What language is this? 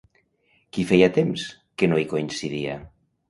Catalan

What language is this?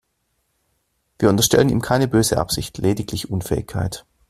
German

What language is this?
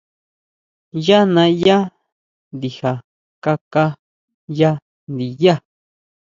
Huautla Mazatec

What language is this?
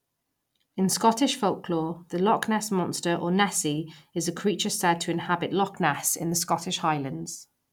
English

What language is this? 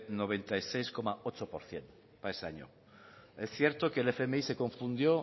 Spanish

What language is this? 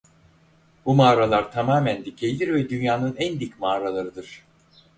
Turkish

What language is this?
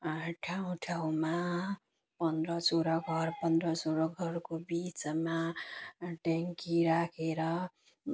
Nepali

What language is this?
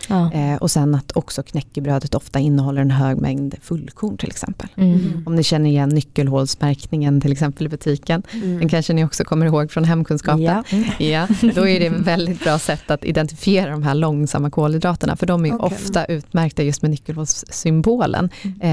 Swedish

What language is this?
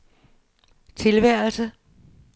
Danish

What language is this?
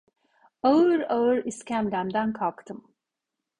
Turkish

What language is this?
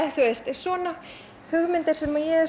Icelandic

